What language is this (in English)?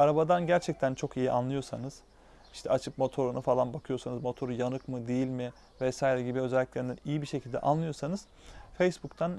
Turkish